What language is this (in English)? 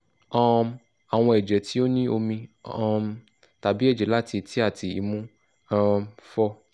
Yoruba